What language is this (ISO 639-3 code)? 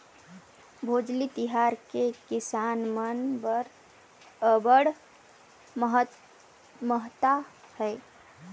hne